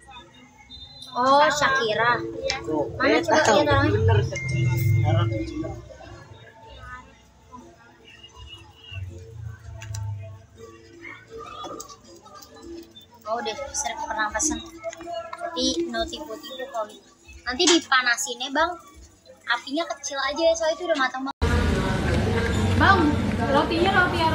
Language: Indonesian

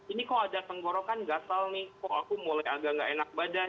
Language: Indonesian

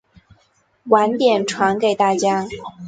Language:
Chinese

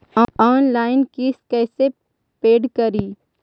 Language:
Magahi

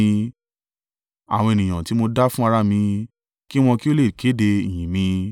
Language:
Yoruba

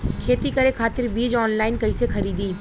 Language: Bhojpuri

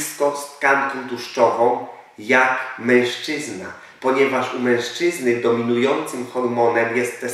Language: Polish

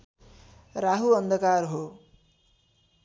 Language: Nepali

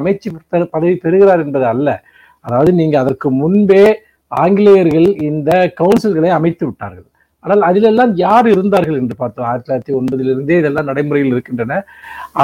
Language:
Tamil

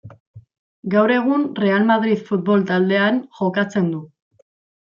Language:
Basque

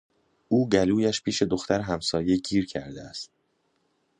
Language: Persian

